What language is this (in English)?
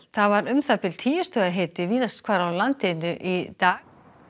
Icelandic